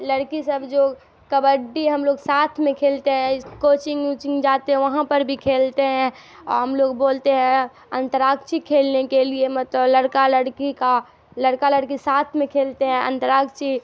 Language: Urdu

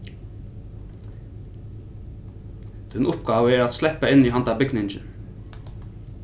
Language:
Faroese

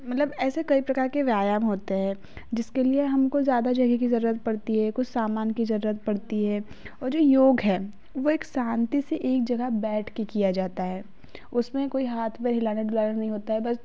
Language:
Hindi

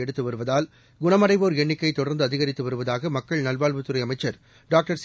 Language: Tamil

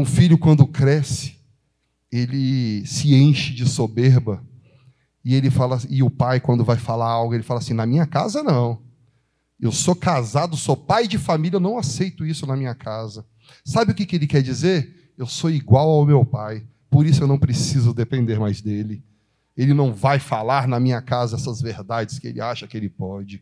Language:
Portuguese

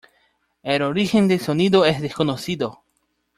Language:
Spanish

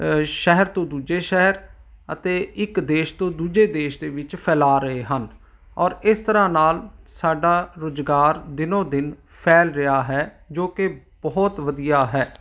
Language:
Punjabi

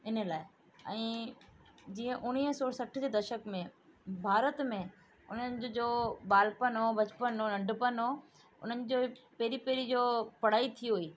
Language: Sindhi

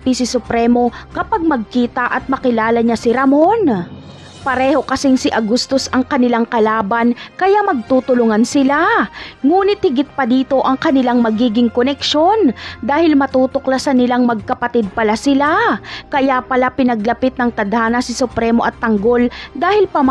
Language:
Filipino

